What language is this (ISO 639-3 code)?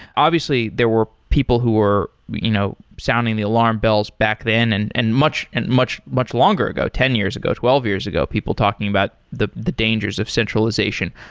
eng